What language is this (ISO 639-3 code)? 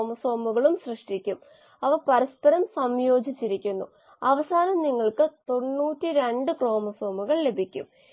mal